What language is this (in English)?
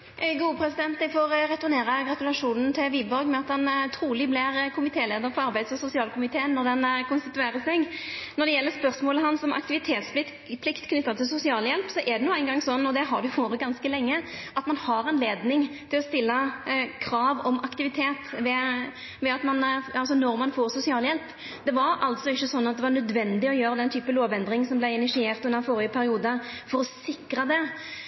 Norwegian